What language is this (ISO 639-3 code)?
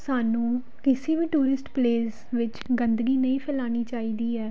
pan